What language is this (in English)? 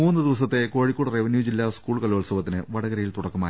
Malayalam